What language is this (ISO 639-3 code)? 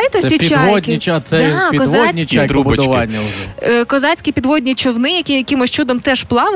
ukr